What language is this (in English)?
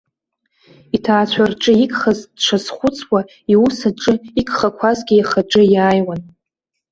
Abkhazian